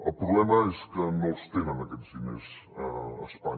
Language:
Catalan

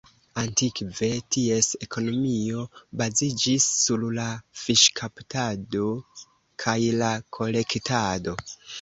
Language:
Esperanto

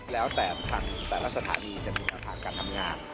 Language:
Thai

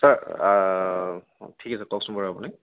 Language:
Assamese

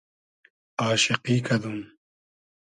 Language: Hazaragi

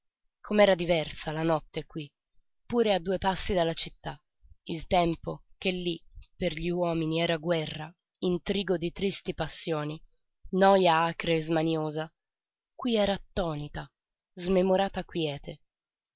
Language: Italian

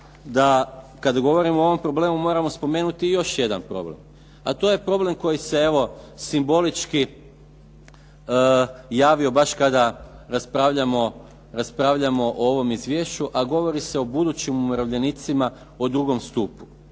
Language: Croatian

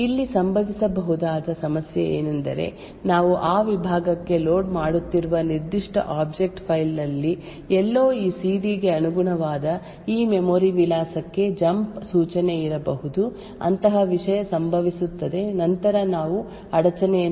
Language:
Kannada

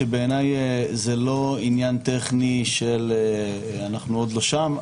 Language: Hebrew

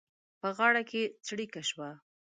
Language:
Pashto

